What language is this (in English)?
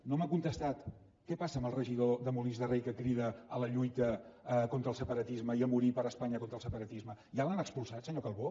Catalan